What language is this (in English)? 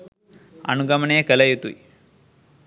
Sinhala